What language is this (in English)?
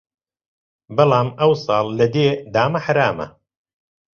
Central Kurdish